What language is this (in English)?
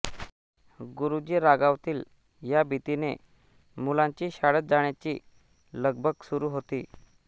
Marathi